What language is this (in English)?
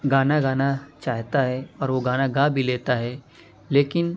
Urdu